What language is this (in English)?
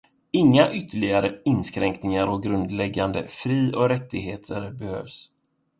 Swedish